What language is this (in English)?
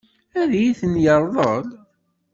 Kabyle